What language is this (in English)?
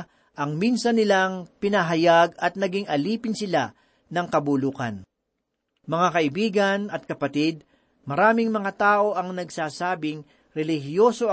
Filipino